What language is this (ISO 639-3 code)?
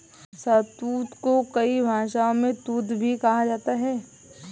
hin